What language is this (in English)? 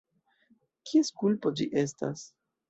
Esperanto